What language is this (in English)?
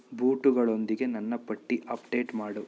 Kannada